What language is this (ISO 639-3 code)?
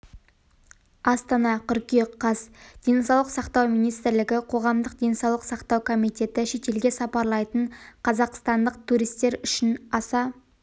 kaz